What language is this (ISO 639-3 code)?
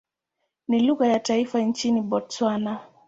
swa